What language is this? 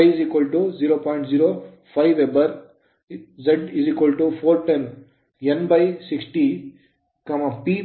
Kannada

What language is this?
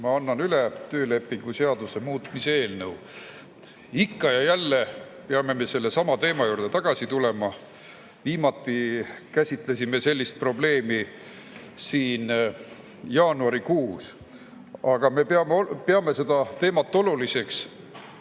Estonian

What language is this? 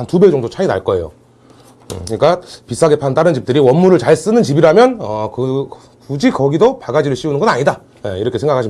Korean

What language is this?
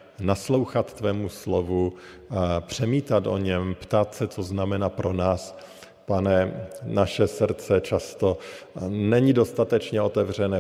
Czech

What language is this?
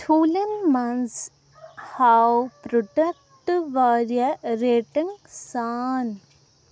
Kashmiri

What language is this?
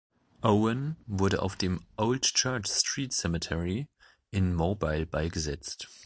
German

